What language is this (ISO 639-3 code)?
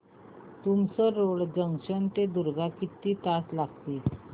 mar